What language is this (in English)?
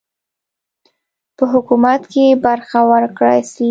Pashto